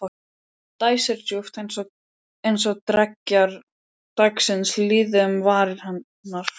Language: Icelandic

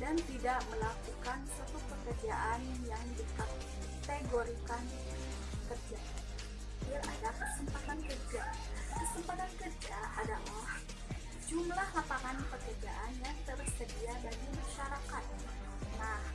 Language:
Indonesian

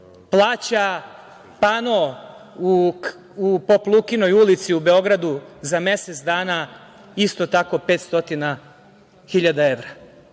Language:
Serbian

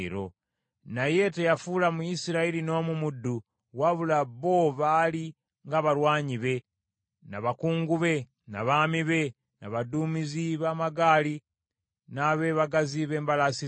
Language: Ganda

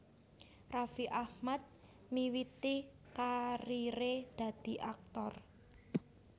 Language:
Javanese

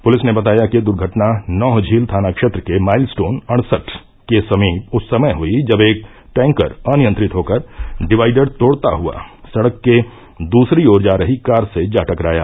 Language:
Hindi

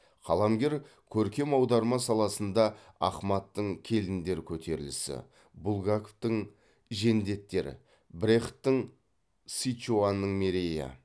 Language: Kazakh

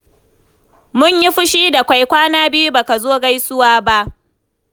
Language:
Hausa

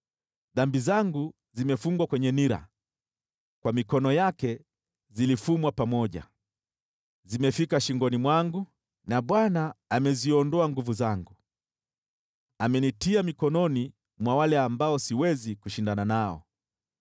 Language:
Swahili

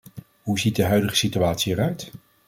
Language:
Dutch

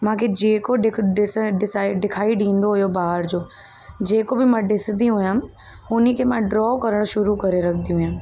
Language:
Sindhi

